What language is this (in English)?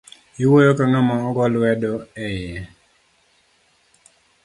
Luo (Kenya and Tanzania)